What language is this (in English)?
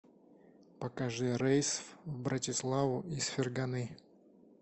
Russian